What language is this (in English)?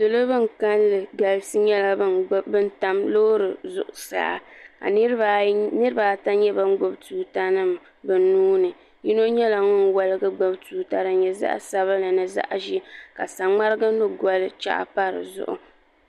Dagbani